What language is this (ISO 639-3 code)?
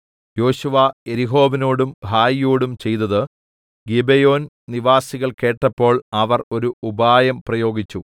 mal